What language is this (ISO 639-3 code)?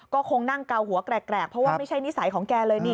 tha